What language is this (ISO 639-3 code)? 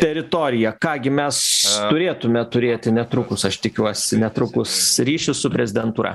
lit